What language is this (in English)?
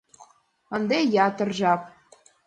Mari